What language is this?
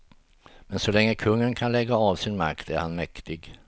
Swedish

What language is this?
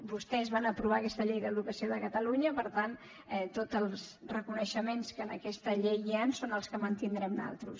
Catalan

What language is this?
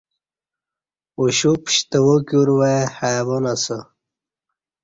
Kati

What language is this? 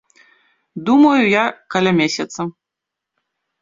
Belarusian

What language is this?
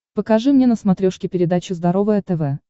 Russian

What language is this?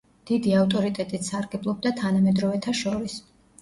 Georgian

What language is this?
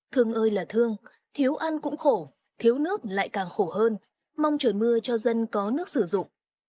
Vietnamese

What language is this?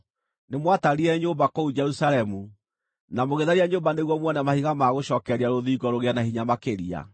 Kikuyu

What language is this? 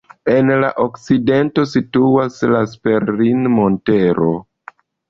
Esperanto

